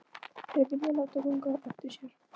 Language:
Icelandic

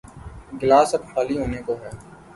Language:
Urdu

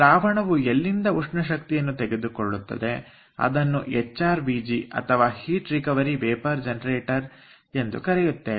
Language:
Kannada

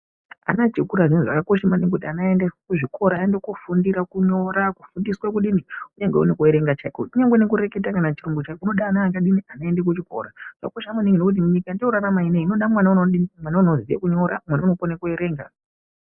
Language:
Ndau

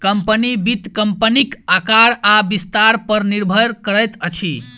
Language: Maithili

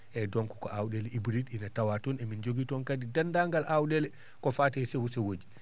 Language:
Fula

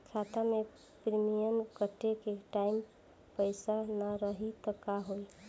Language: Bhojpuri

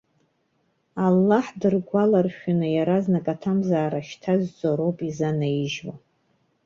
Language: Abkhazian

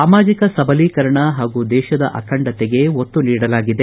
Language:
Kannada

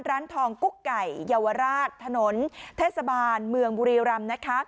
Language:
Thai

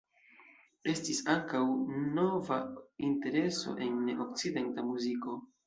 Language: Esperanto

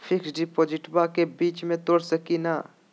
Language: Magahi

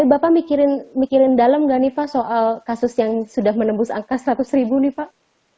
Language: Indonesian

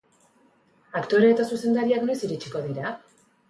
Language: Basque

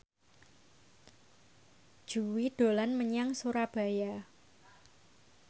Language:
Javanese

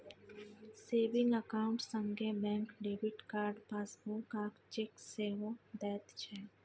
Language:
Maithili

